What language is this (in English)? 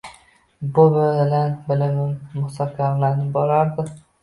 Uzbek